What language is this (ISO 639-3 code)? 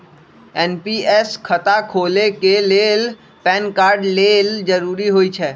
mag